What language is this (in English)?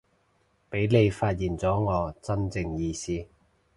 Cantonese